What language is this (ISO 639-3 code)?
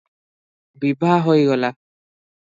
ori